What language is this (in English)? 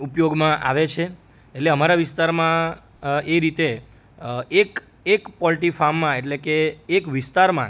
Gujarati